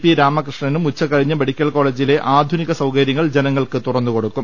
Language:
Malayalam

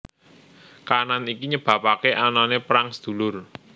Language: Javanese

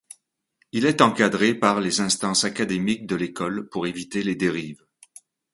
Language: French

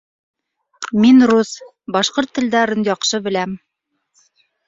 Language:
Bashkir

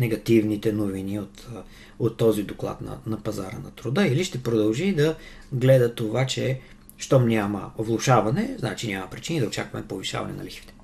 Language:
Bulgarian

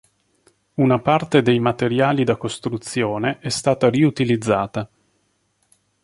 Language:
Italian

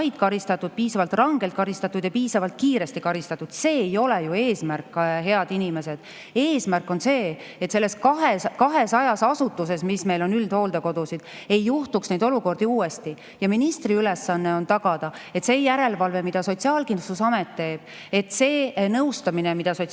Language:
Estonian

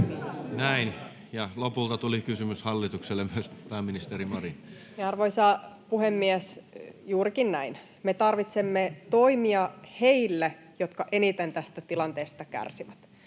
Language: Finnish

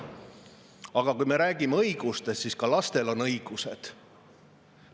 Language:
Estonian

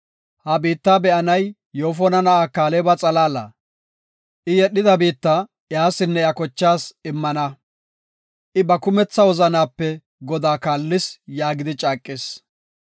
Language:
Gofa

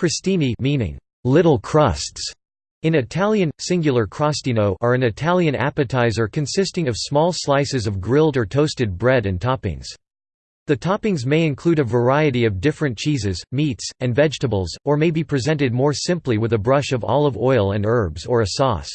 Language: English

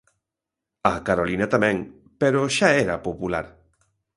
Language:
Galician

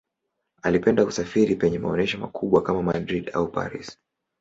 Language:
Swahili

